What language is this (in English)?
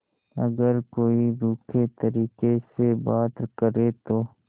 Hindi